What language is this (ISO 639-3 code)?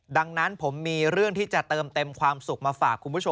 tha